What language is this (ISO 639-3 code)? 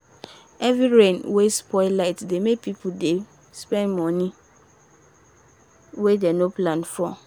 pcm